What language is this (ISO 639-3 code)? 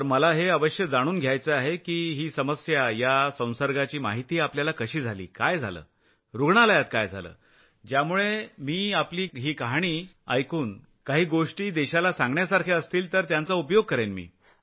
mar